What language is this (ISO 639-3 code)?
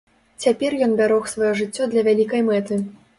bel